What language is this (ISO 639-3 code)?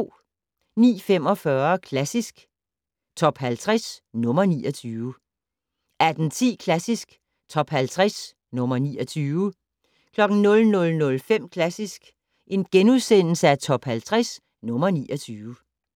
dan